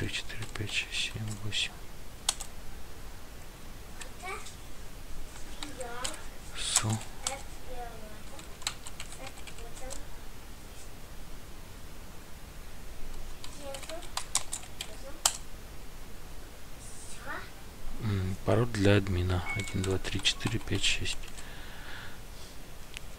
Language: Russian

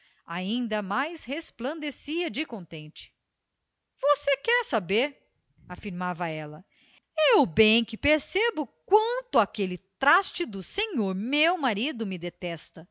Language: Portuguese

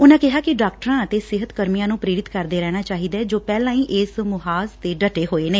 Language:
Punjabi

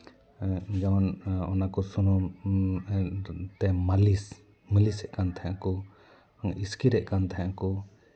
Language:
Santali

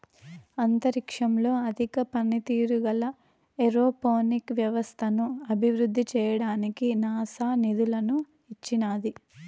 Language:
Telugu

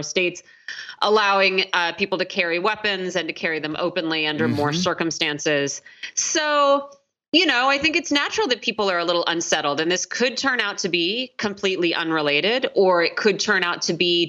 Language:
English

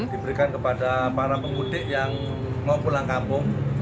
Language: Indonesian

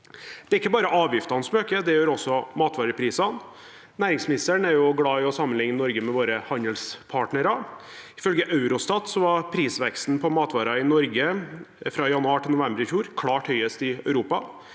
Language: Norwegian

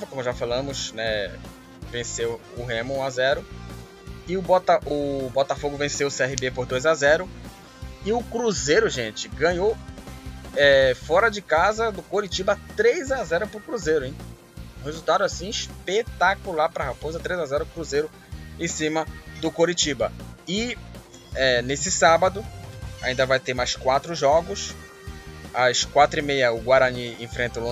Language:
Portuguese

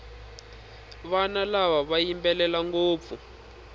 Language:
Tsonga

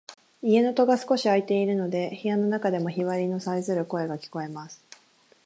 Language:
Japanese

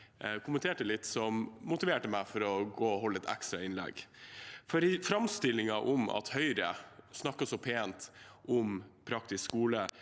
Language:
Norwegian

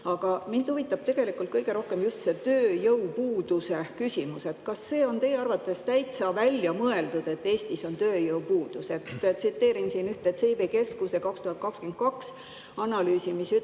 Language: Estonian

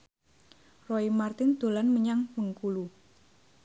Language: Javanese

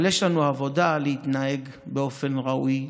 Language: Hebrew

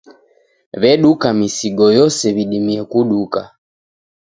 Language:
Taita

